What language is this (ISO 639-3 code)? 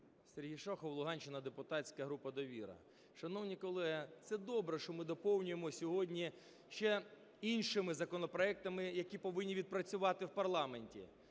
ukr